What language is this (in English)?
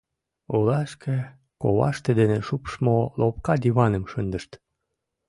Mari